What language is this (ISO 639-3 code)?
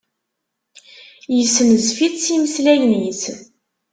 kab